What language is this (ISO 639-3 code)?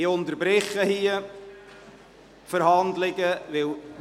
gsw